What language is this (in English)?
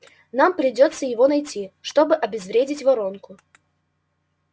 Russian